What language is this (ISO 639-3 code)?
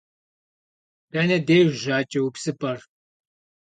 kbd